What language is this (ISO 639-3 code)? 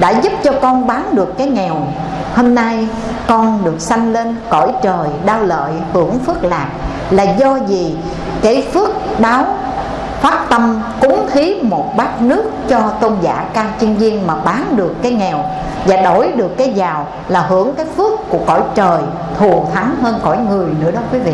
vie